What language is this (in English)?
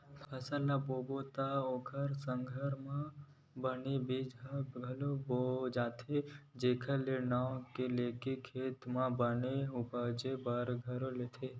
Chhattisgarhi